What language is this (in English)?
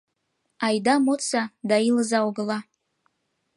Mari